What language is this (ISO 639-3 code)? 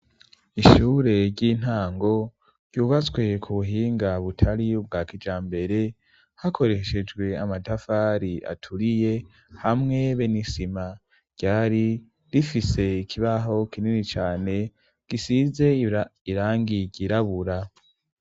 run